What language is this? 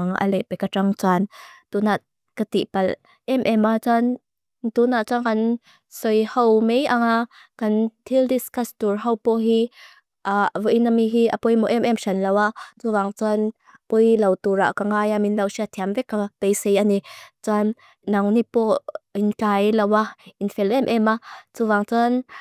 Mizo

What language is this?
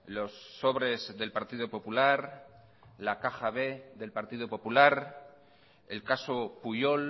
Spanish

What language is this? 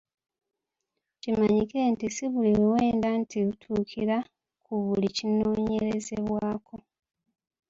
Ganda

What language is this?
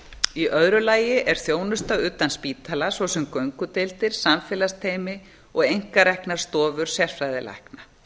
Icelandic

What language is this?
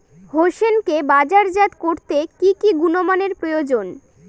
Bangla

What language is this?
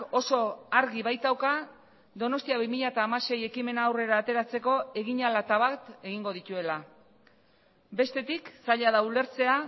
Basque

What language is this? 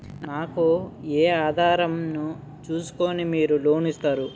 Telugu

